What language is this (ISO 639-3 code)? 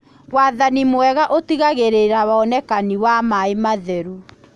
kik